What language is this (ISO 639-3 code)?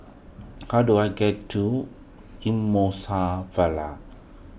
eng